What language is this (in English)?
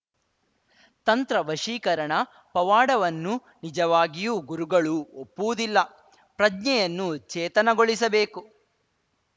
Kannada